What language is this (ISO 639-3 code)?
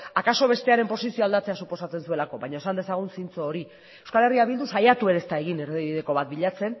eus